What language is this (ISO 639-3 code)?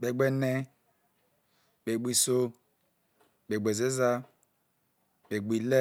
iso